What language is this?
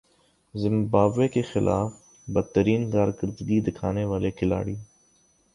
Urdu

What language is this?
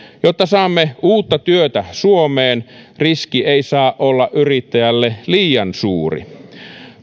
Finnish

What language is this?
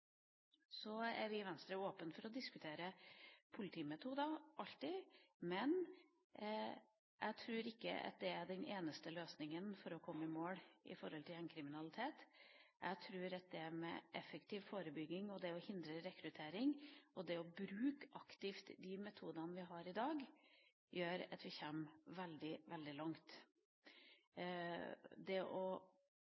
Norwegian Bokmål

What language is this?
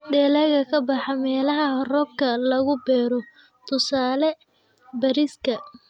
Somali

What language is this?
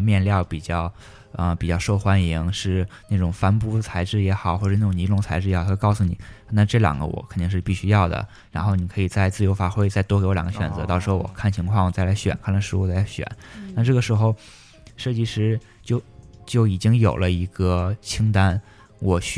Chinese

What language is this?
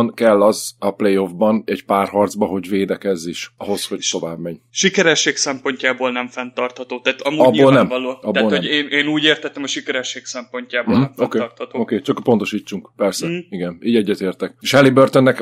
Hungarian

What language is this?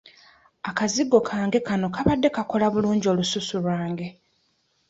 Ganda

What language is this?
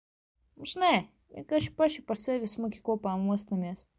Latvian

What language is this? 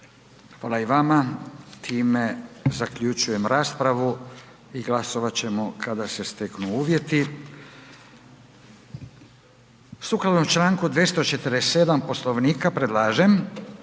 Croatian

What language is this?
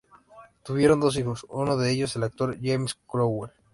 Spanish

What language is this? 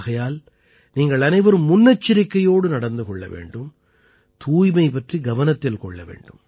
Tamil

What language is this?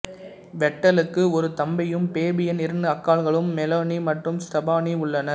Tamil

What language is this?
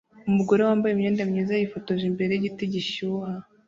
Kinyarwanda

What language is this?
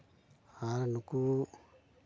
Santali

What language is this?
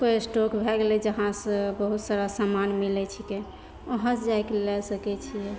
Maithili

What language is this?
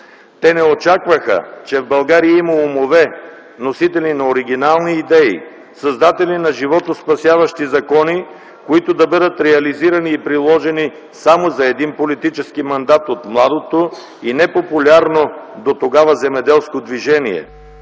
Bulgarian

